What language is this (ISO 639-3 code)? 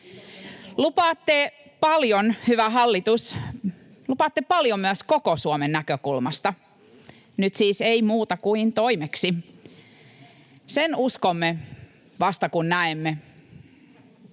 fin